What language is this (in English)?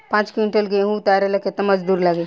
Bhojpuri